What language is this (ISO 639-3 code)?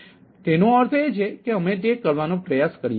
guj